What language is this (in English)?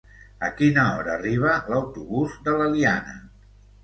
Catalan